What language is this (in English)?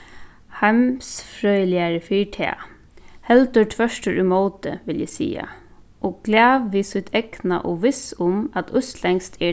Faroese